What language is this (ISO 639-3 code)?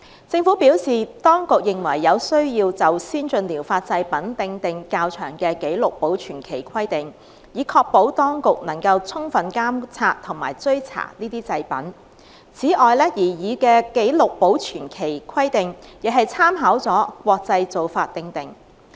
yue